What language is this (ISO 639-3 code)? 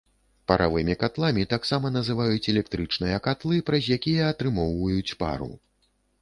bel